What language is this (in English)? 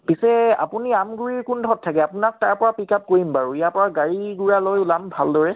Assamese